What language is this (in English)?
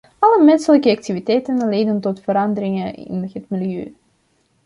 Dutch